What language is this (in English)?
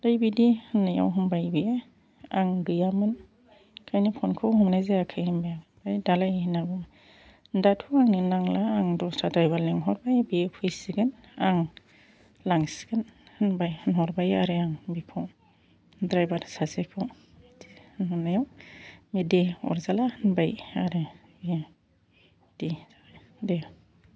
Bodo